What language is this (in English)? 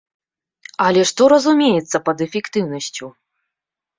Belarusian